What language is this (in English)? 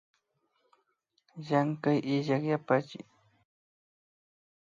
Imbabura Highland Quichua